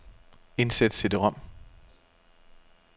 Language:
Danish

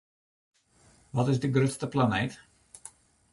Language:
Western Frisian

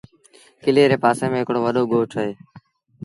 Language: Sindhi Bhil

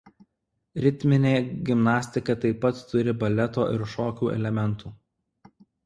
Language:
Lithuanian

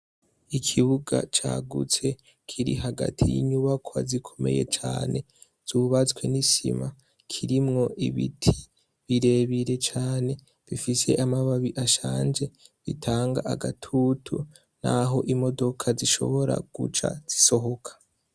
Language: Rundi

